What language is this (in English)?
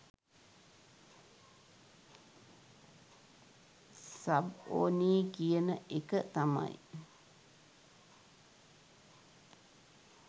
Sinhala